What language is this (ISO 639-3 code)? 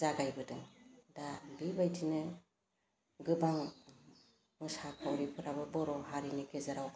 brx